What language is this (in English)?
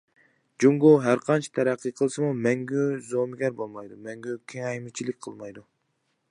Uyghur